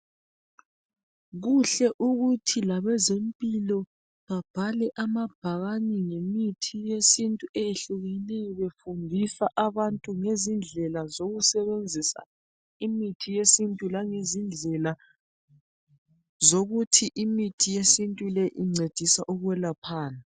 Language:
North Ndebele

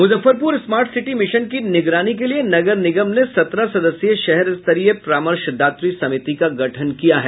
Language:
Hindi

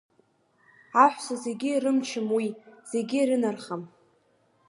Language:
Abkhazian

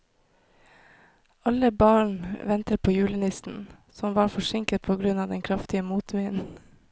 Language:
Norwegian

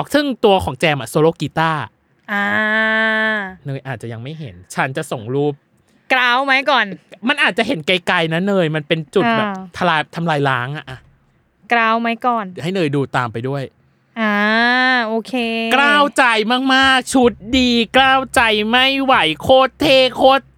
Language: Thai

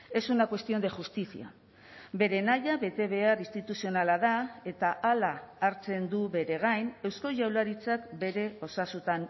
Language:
Basque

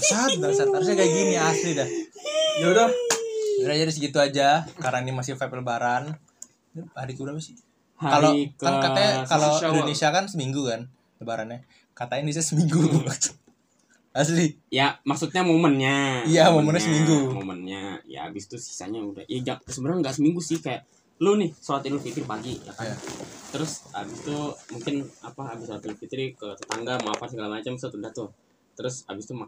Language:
Indonesian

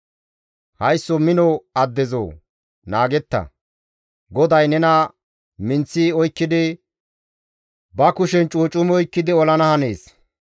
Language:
Gamo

